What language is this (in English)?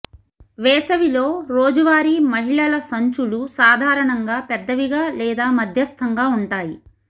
Telugu